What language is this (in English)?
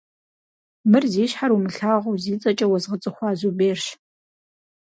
Kabardian